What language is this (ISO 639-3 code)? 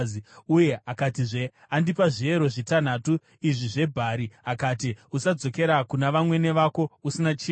sna